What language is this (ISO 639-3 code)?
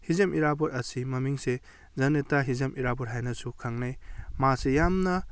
mni